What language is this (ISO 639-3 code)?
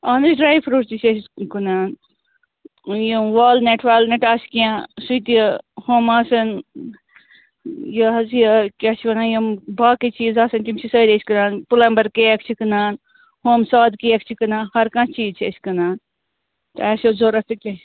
kas